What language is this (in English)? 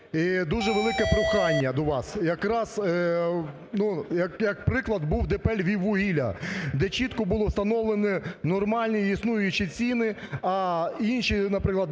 Ukrainian